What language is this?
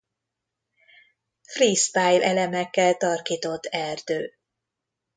Hungarian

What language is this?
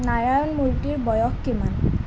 Assamese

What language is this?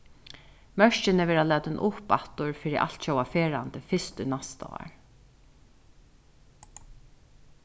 Faroese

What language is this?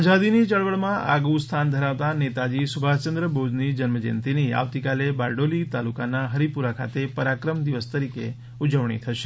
Gujarati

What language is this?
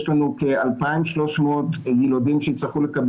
Hebrew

